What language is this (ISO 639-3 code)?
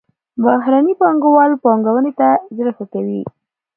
pus